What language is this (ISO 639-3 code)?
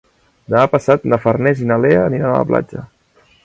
cat